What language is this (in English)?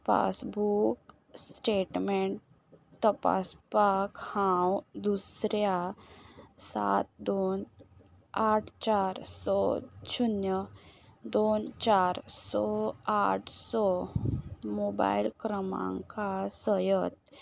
Konkani